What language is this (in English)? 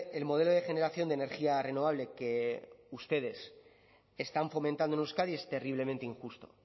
Spanish